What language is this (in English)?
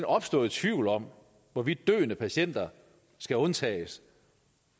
Danish